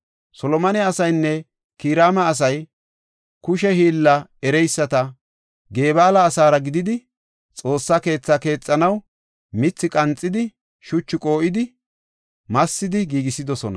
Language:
Gofa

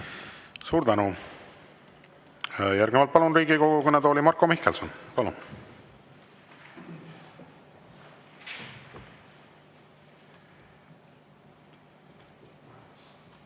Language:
Estonian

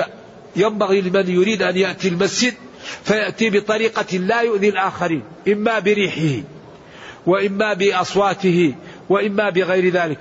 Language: Arabic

